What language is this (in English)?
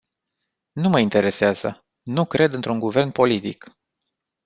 Romanian